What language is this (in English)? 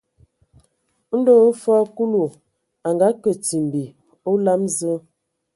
Ewondo